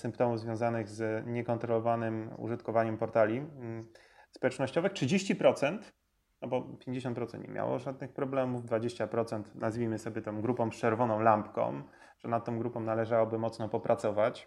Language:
Polish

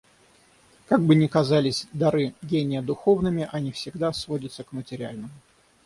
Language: Russian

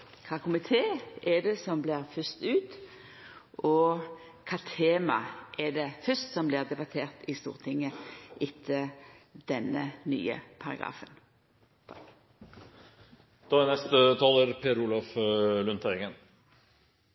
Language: Norwegian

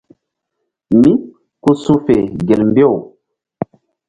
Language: Mbum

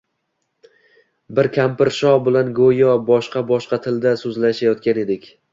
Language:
Uzbek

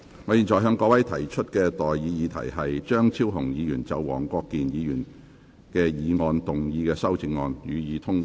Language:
Cantonese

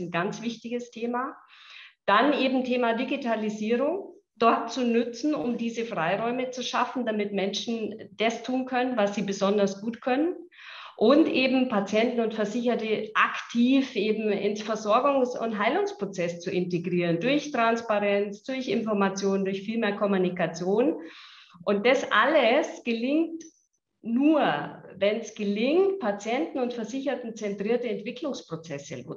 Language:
German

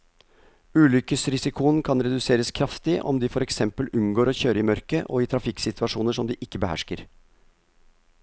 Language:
Norwegian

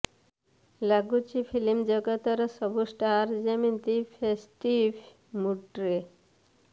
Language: Odia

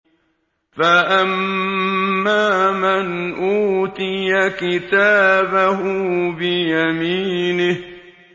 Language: Arabic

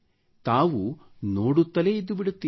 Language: Kannada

